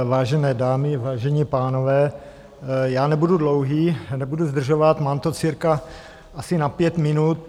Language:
Czech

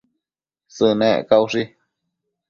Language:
Matsés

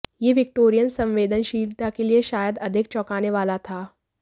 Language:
Hindi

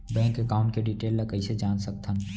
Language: Chhattisgarhi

